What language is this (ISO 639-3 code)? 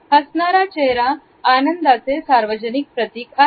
mar